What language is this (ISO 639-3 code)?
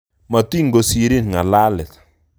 kln